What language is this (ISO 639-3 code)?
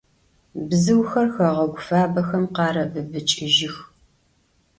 ady